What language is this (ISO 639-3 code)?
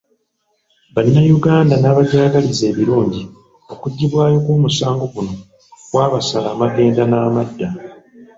lug